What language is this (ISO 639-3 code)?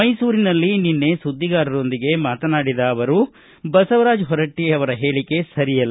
kan